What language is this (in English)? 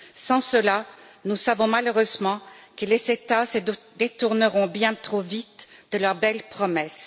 French